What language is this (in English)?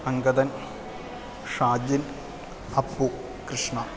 Sanskrit